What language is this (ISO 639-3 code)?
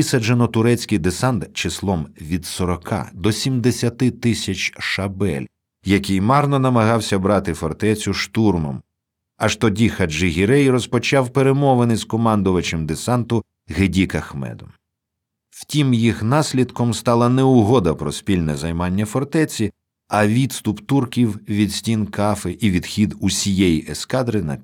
ukr